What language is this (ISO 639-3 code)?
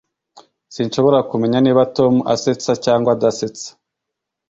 kin